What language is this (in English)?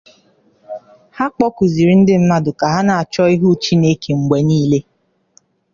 Igbo